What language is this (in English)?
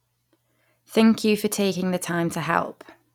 English